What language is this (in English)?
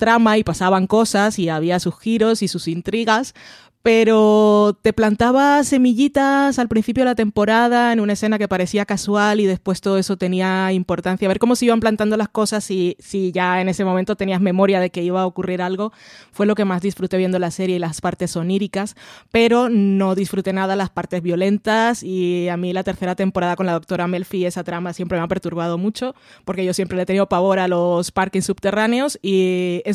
Spanish